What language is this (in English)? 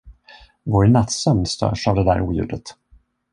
Swedish